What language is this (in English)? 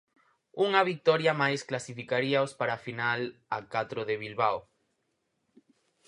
Galician